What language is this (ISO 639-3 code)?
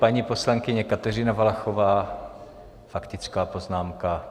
ces